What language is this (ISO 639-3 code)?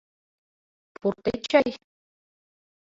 chm